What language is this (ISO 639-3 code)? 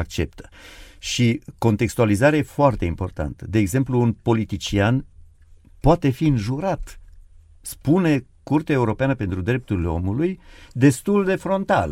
ron